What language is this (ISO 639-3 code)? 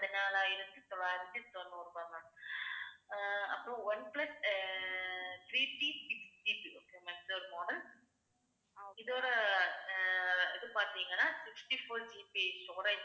tam